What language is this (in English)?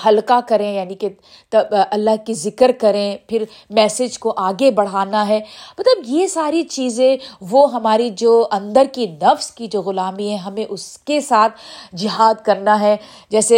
Urdu